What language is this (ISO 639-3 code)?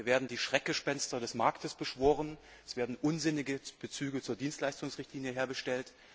deu